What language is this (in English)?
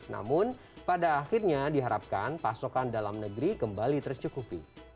Indonesian